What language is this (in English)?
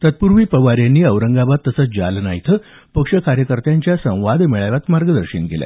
Marathi